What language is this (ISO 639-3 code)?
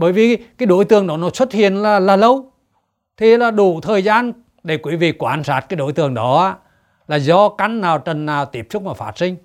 vie